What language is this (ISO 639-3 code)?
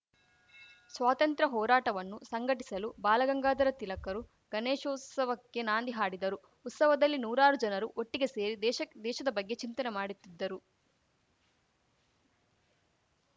kan